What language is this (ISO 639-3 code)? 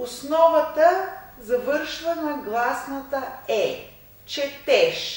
rus